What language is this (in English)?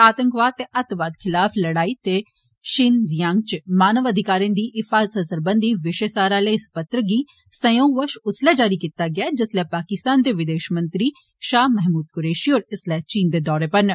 Dogri